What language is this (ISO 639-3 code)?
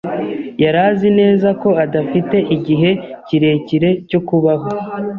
kin